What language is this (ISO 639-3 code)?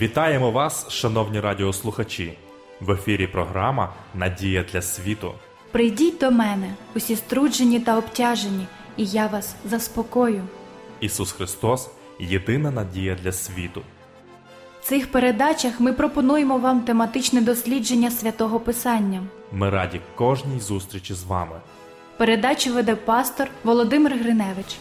ukr